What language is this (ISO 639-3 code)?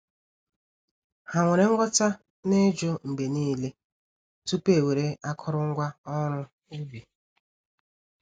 ibo